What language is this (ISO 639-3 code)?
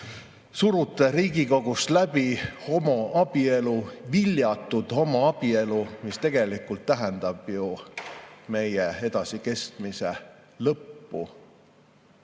est